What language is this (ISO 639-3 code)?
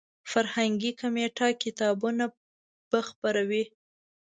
pus